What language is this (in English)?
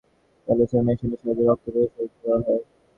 Bangla